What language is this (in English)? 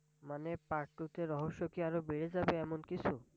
Bangla